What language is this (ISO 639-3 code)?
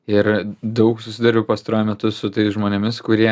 lit